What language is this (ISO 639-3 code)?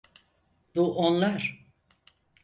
tur